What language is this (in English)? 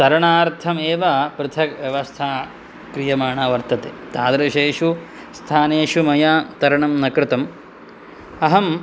Sanskrit